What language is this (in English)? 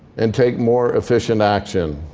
English